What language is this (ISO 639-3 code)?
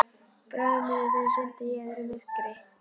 isl